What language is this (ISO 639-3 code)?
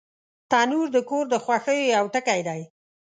pus